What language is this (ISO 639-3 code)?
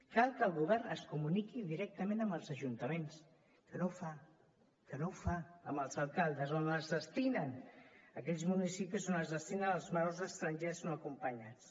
cat